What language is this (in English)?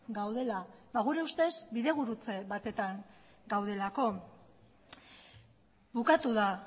Basque